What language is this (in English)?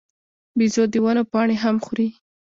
Pashto